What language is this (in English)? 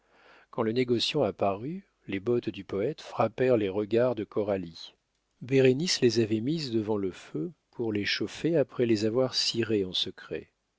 French